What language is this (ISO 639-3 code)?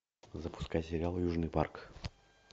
rus